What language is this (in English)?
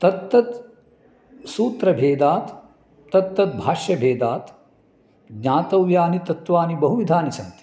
Sanskrit